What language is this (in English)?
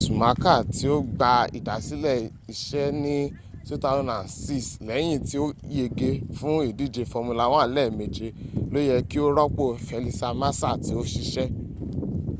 Yoruba